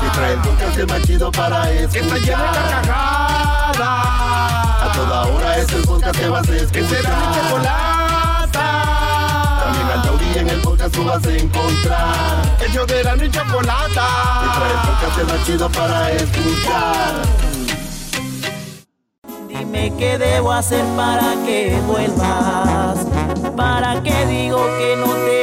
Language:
Spanish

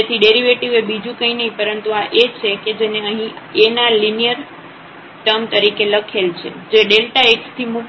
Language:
Gujarati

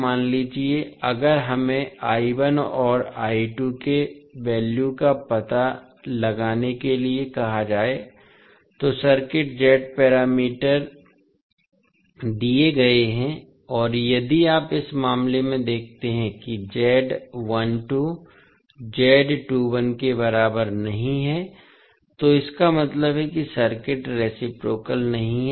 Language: Hindi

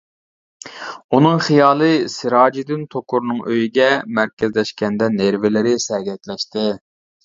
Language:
Uyghur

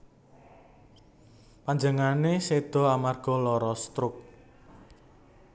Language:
Javanese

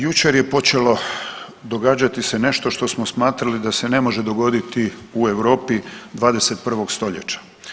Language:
Croatian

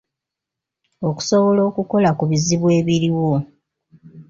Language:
Ganda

